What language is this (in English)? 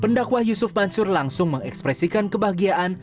Indonesian